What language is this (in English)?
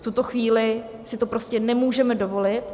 Czech